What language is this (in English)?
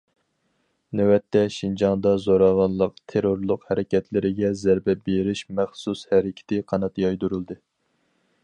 Uyghur